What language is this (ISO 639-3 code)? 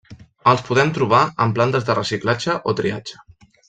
cat